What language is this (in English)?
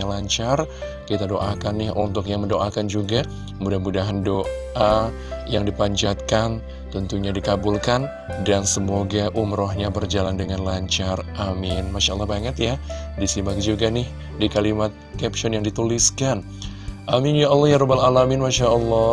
Indonesian